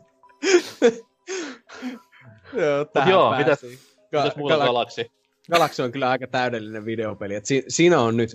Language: Finnish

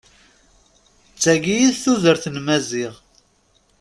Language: Kabyle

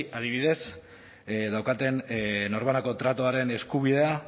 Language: Basque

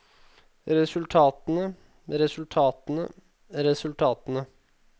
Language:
Norwegian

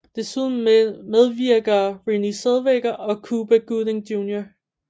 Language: Danish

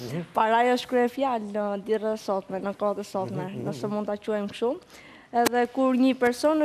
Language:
Romanian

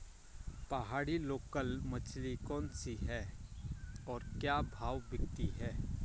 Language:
Hindi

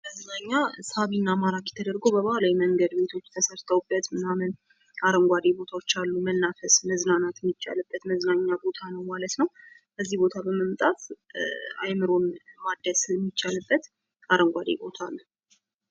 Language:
Amharic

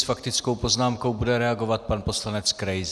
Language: Czech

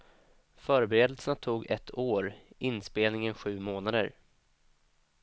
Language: Swedish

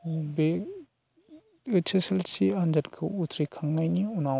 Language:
Bodo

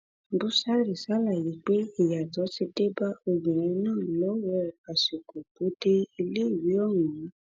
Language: Yoruba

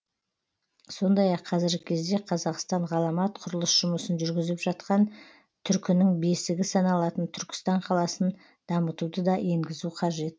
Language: Kazakh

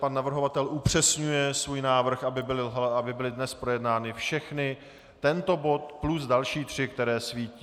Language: Czech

